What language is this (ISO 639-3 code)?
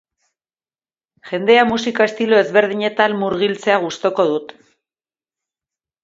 eus